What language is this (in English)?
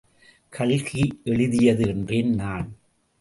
Tamil